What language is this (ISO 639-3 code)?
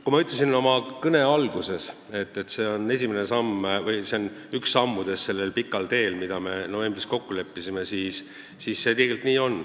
est